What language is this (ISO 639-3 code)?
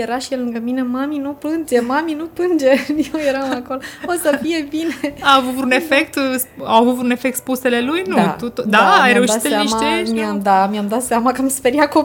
ron